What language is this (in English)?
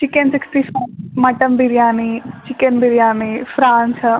Telugu